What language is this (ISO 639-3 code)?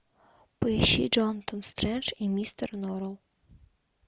rus